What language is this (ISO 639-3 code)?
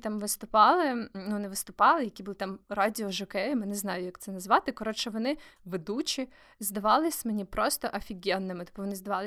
ukr